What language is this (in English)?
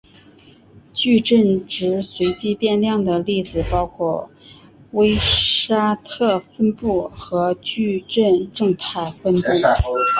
Chinese